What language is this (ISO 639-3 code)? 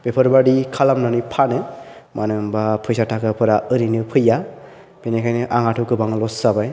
brx